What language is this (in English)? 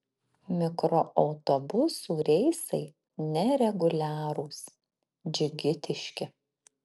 Lithuanian